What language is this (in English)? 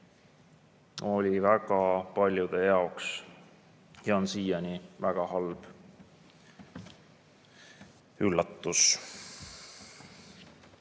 Estonian